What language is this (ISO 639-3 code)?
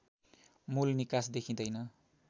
nep